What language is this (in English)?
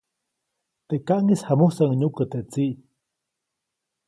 Copainalá Zoque